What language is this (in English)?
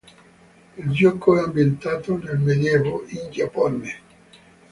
Italian